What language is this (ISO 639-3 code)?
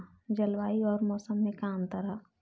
bho